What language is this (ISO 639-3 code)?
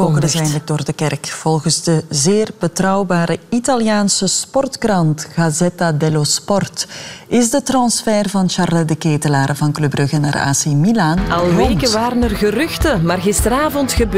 nld